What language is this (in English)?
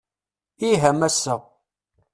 Kabyle